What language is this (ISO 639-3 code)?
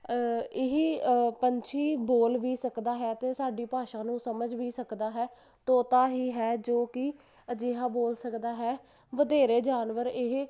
pan